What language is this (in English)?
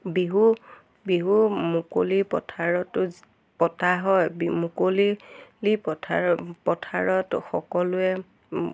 Assamese